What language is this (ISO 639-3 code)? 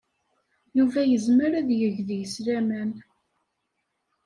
kab